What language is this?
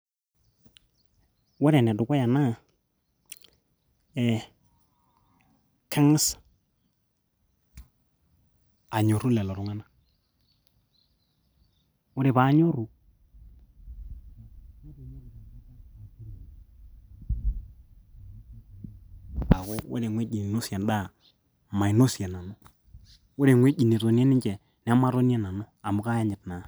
Masai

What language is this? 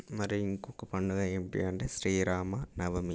Telugu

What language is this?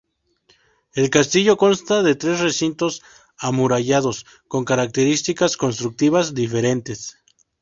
Spanish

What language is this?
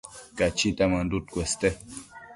Matsés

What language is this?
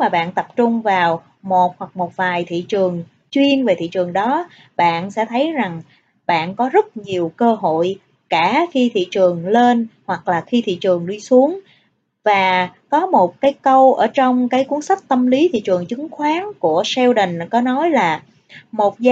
Vietnamese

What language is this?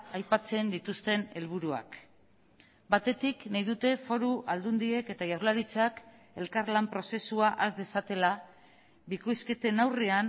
Basque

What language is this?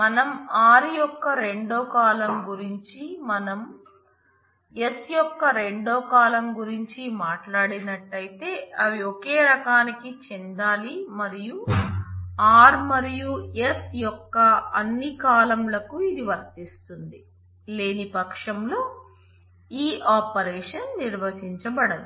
Telugu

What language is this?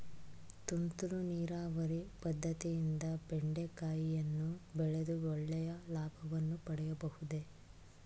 Kannada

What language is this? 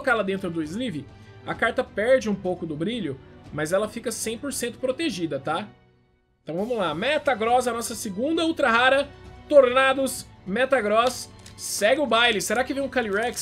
Portuguese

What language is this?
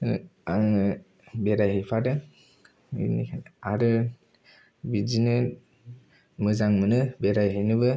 Bodo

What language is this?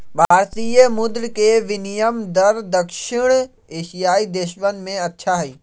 Magahi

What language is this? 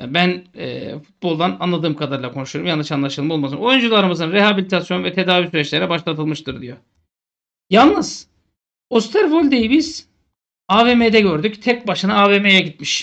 Turkish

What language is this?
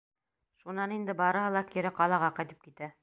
Bashkir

